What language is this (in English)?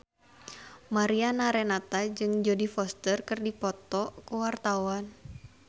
Sundanese